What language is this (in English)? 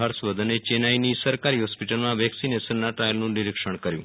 Gujarati